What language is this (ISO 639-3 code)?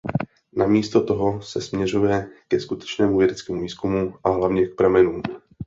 ces